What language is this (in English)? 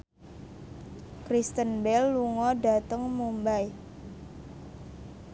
Javanese